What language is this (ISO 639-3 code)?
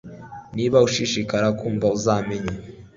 kin